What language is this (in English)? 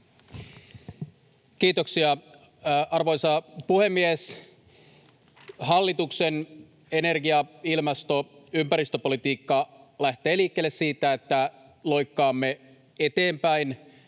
Finnish